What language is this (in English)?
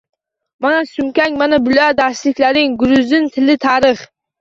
Uzbek